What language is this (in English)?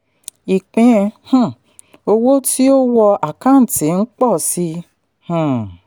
Yoruba